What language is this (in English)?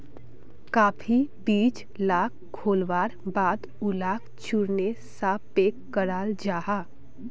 Magahi